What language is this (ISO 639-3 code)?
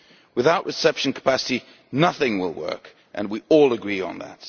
eng